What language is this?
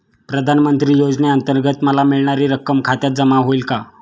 Marathi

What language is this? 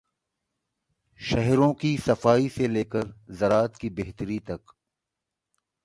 Urdu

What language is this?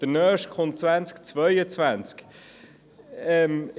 Swiss German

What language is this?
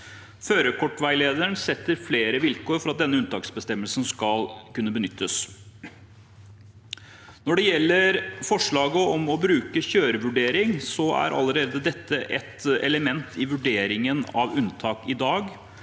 Norwegian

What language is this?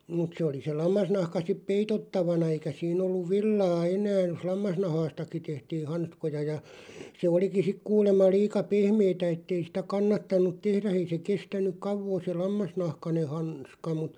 Finnish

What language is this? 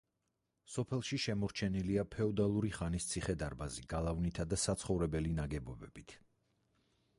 Georgian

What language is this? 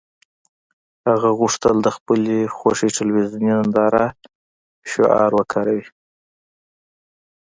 Pashto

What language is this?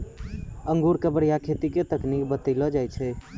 Maithili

